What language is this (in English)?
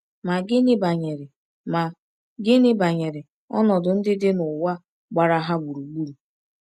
Igbo